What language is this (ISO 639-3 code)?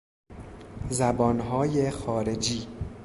fas